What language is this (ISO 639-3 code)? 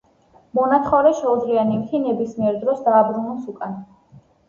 kat